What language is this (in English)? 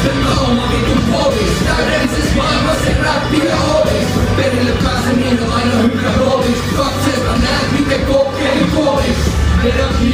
Russian